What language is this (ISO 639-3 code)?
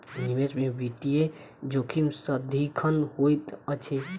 mai